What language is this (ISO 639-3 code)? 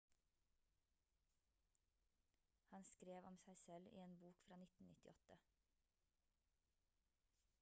nob